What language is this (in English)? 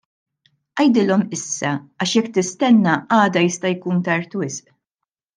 Maltese